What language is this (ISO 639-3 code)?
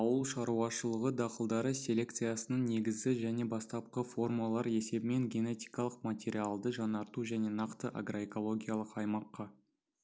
kaz